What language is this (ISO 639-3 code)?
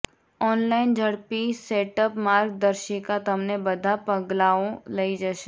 guj